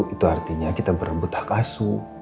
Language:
Indonesian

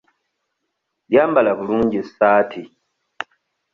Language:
Ganda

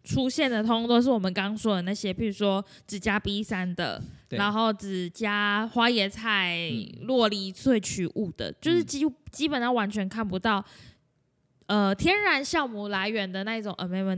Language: Chinese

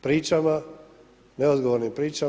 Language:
Croatian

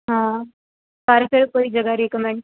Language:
Punjabi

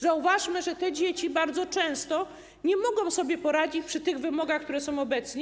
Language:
Polish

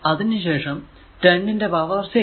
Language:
Malayalam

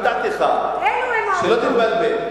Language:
Hebrew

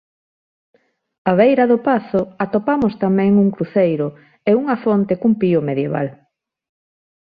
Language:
Galician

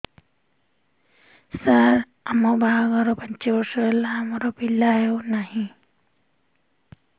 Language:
Odia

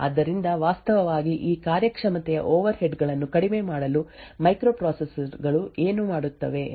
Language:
Kannada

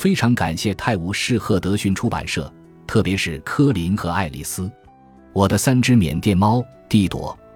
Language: Chinese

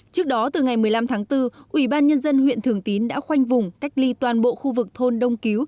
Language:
Vietnamese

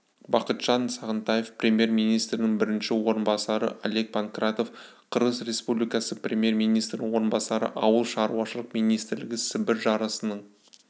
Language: Kazakh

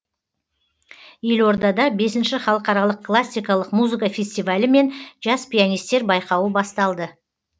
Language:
Kazakh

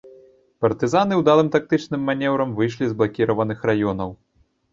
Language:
Belarusian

